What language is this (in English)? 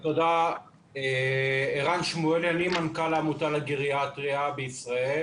Hebrew